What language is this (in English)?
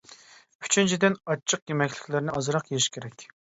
Uyghur